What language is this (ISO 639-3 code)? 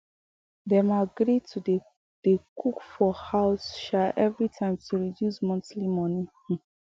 pcm